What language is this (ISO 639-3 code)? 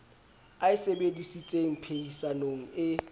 sot